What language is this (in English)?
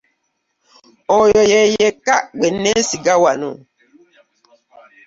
Ganda